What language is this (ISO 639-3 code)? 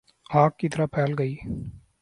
urd